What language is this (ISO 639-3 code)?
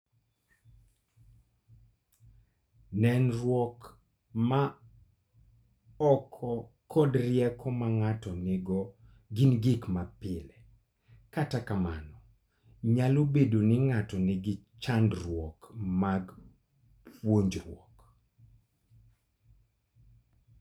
luo